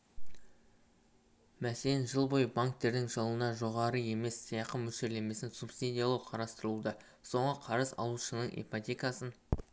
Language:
Kazakh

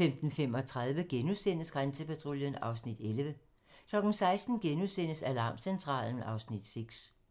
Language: Danish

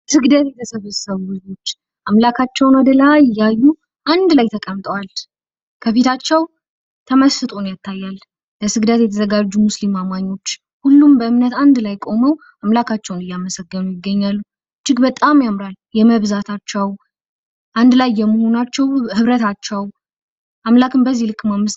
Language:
Amharic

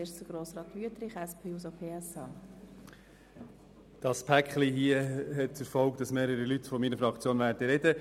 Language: Swiss German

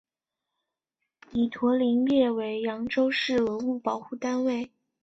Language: Chinese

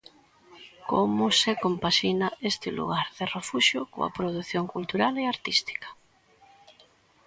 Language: Galician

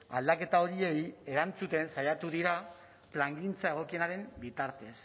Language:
Basque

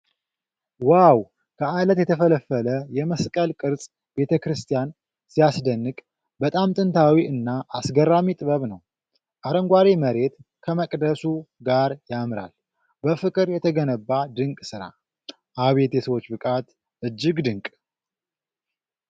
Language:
Amharic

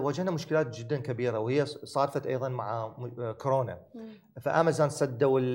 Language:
Arabic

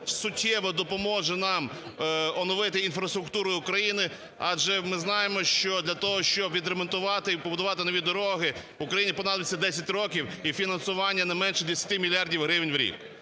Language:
Ukrainian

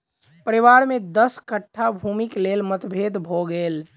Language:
Maithili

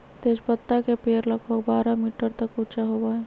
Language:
Magahi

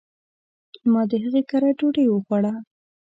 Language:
Pashto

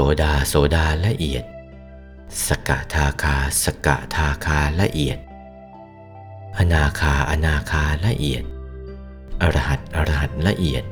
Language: Thai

